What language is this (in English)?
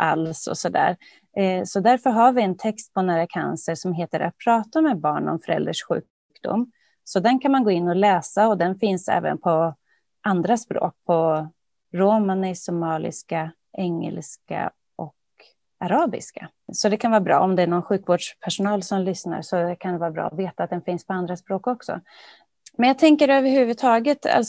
Swedish